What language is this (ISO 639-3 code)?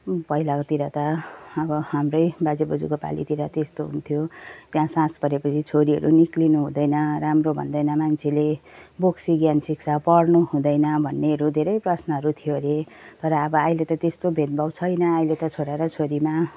nep